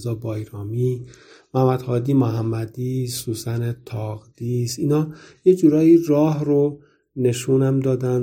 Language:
Persian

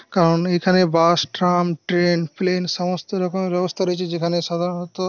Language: Bangla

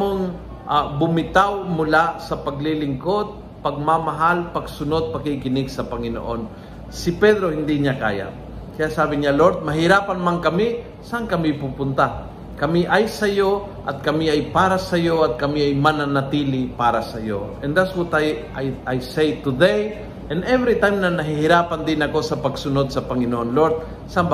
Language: Filipino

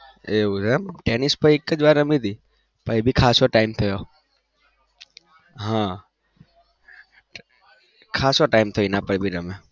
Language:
Gujarati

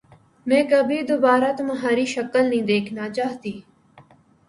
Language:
Urdu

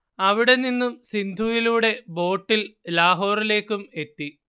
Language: Malayalam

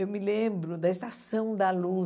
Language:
Portuguese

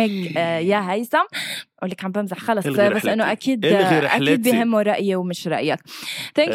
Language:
Arabic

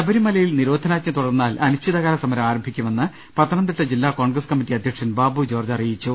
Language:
Malayalam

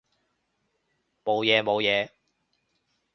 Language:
Cantonese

